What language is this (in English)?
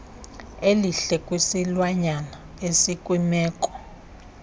Xhosa